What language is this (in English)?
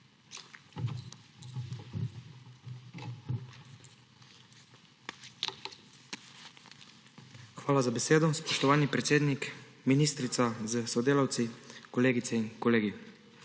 Slovenian